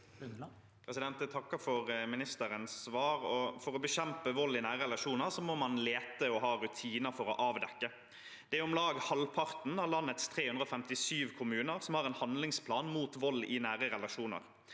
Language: Norwegian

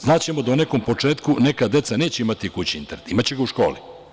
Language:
Serbian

